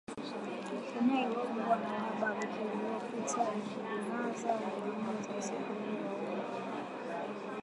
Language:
Swahili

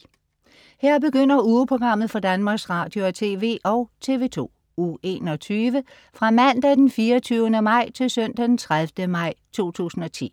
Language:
Danish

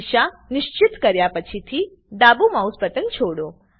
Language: Gujarati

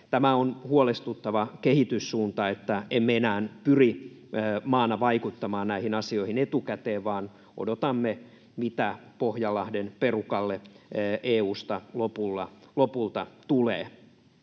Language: Finnish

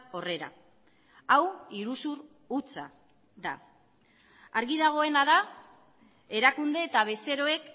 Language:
Basque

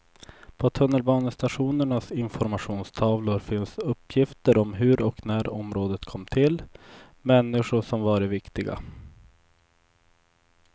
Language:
Swedish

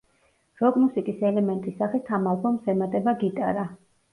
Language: Georgian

